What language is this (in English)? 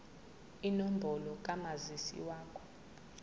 Zulu